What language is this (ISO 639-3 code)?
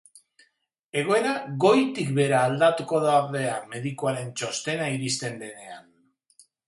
eus